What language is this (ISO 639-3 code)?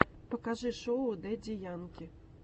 rus